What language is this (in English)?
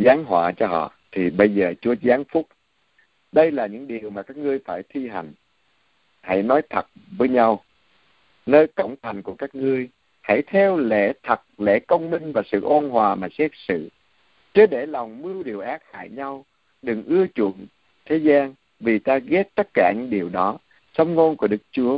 Vietnamese